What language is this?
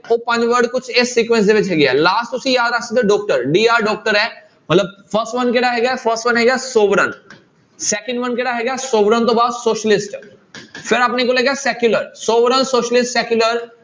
Punjabi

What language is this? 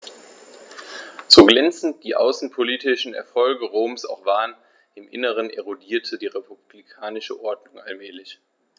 German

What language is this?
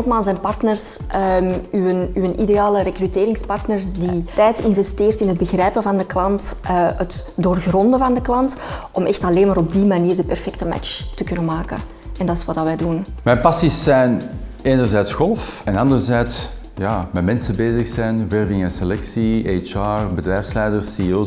Dutch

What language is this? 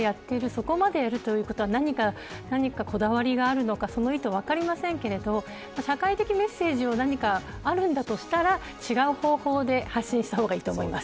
Japanese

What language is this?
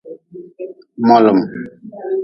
Nawdm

